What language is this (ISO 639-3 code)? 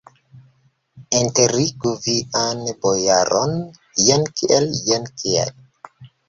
epo